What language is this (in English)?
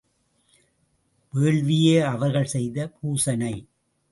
Tamil